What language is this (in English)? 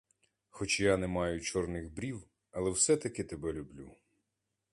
Ukrainian